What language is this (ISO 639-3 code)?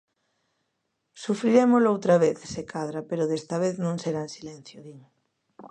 glg